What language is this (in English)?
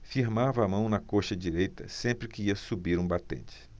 Portuguese